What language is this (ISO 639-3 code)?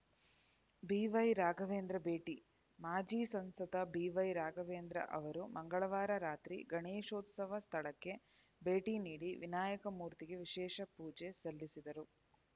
kan